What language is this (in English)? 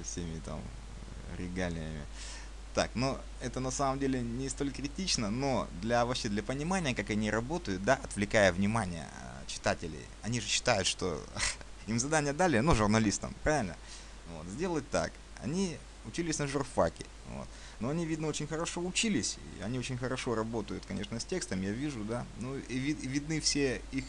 Russian